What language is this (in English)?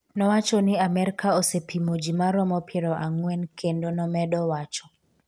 Luo (Kenya and Tanzania)